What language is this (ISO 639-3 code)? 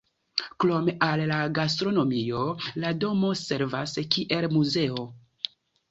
epo